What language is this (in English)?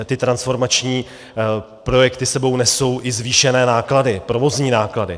Czech